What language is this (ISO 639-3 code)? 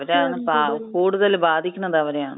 mal